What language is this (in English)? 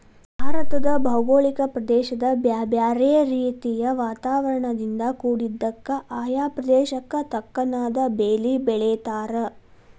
Kannada